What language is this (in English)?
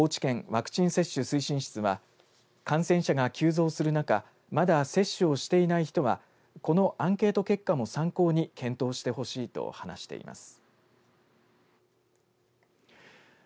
Japanese